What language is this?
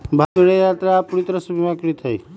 Magahi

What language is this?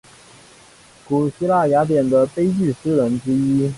Chinese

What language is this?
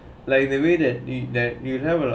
English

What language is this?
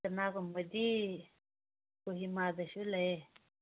Manipuri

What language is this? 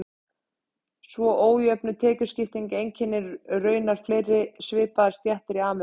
Icelandic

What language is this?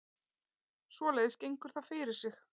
Icelandic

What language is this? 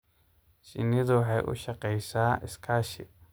Somali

